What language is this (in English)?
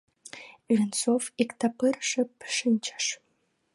Mari